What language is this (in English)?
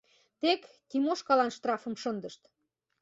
Mari